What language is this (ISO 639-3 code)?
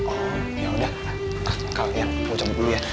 ind